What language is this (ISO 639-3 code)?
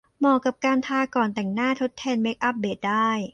tha